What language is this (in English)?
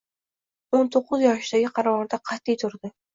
Uzbek